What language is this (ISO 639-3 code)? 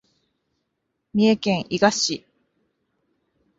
jpn